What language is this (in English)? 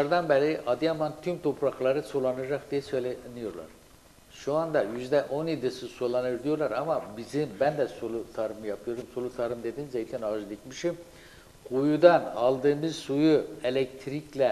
Turkish